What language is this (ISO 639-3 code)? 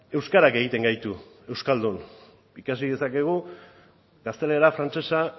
eus